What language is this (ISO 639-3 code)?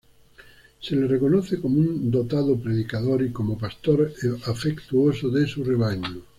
spa